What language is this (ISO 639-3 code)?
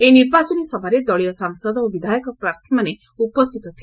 ori